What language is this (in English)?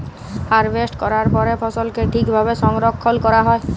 Bangla